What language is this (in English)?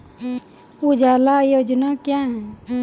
Maithili